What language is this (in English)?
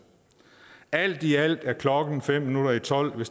Danish